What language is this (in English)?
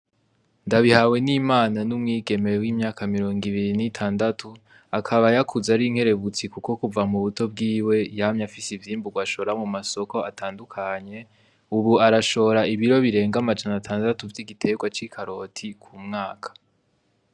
Rundi